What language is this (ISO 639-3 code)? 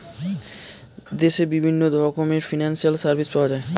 ben